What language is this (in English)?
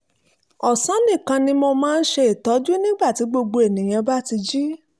Yoruba